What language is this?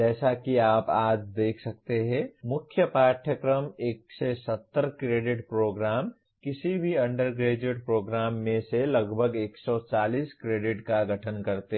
Hindi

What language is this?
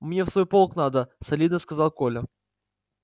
Russian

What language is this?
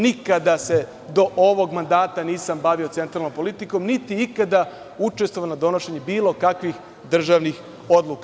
Serbian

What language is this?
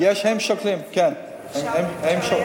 Hebrew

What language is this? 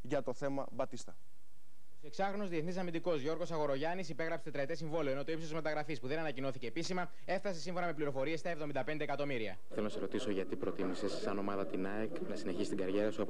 Greek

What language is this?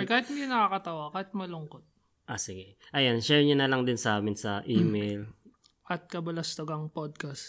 Filipino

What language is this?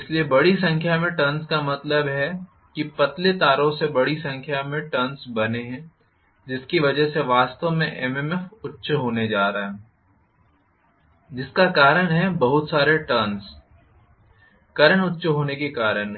Hindi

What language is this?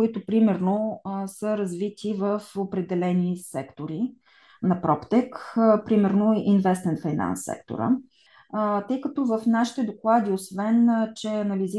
Bulgarian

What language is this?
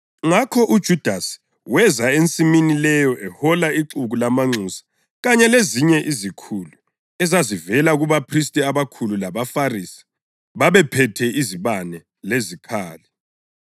North Ndebele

